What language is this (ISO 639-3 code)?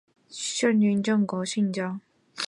zho